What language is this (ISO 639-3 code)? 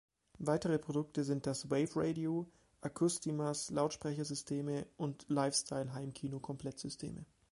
deu